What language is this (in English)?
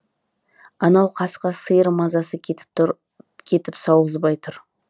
Kazakh